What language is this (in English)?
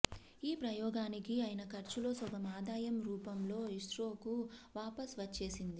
Telugu